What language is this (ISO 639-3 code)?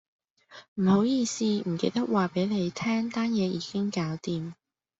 yue